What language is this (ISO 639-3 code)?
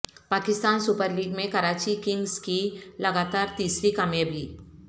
urd